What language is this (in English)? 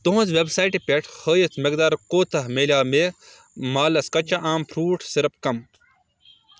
Kashmiri